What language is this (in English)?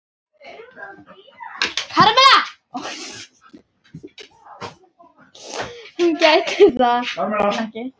Icelandic